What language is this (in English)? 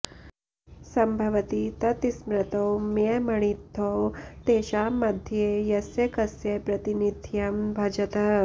Sanskrit